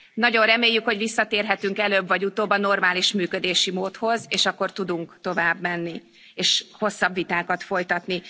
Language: Hungarian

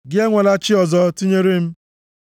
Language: Igbo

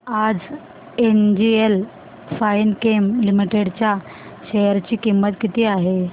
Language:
Marathi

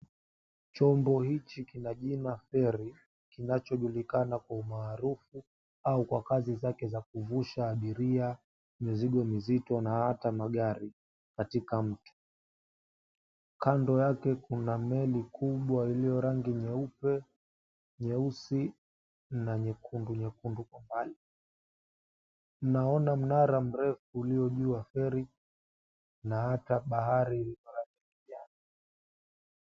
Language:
Swahili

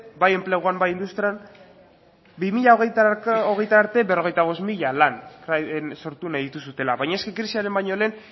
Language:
Basque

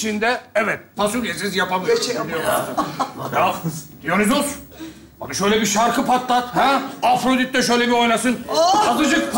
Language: Turkish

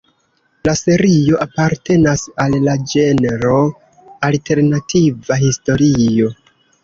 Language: Esperanto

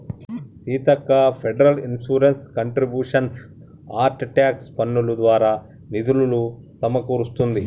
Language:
Telugu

